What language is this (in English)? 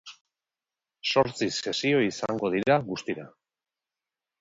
Basque